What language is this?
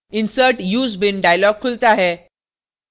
Hindi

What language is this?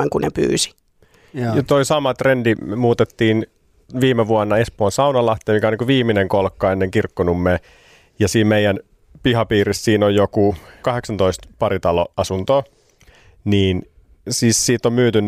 Finnish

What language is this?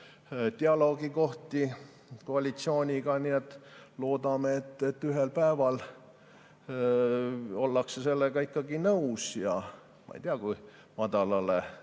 Estonian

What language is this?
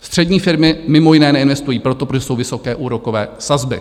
Czech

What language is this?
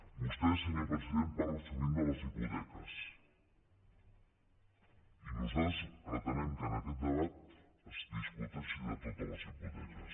Catalan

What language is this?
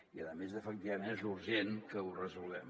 Catalan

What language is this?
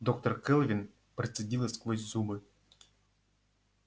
Russian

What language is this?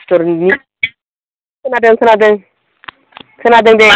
Bodo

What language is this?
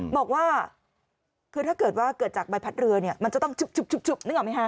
Thai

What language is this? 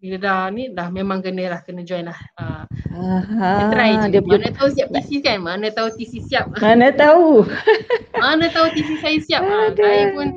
Malay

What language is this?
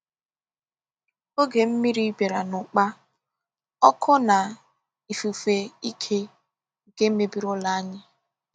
Igbo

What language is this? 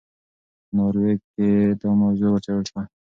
Pashto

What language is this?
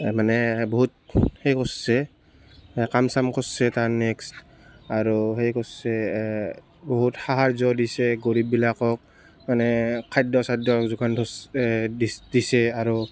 Assamese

